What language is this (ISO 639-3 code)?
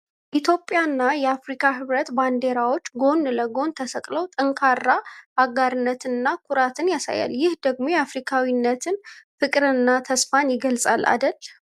amh